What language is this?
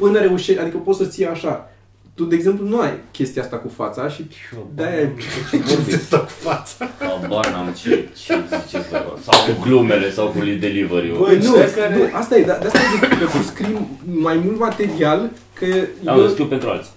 Romanian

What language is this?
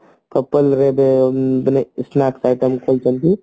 Odia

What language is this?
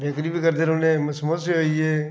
Dogri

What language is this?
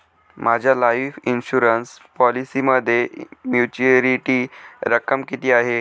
Marathi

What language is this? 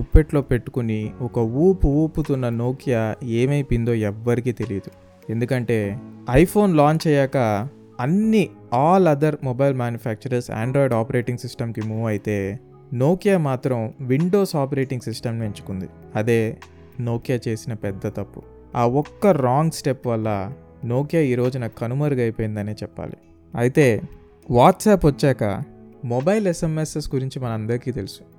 Telugu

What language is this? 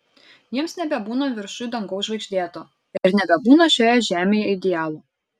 Lithuanian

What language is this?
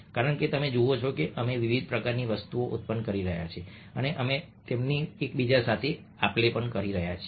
Gujarati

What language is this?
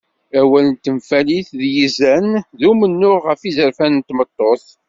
Kabyle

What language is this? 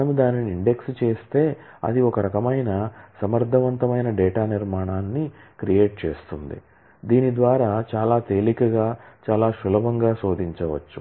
Telugu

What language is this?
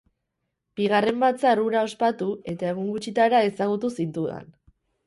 Basque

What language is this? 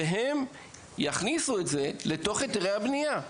Hebrew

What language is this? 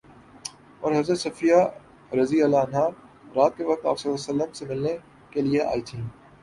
Urdu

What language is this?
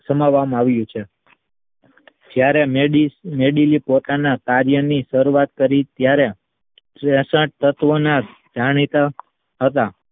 Gujarati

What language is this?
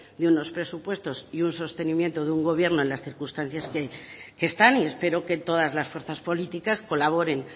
Spanish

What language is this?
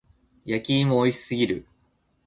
Japanese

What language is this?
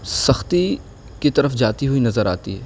Urdu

